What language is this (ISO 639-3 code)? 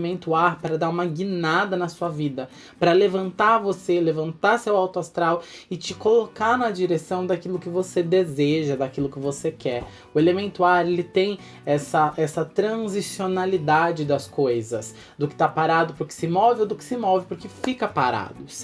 por